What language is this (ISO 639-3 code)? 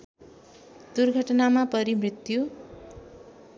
nep